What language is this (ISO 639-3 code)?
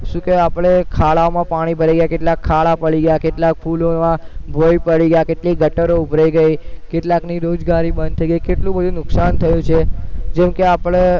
guj